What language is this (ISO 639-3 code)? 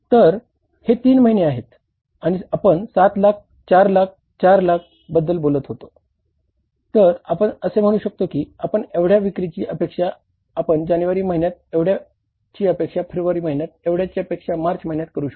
mar